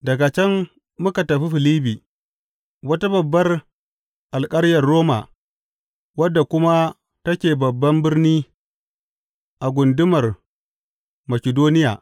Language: Hausa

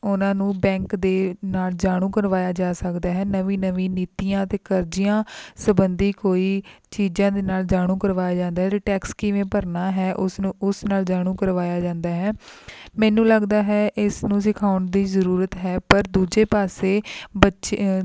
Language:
Punjabi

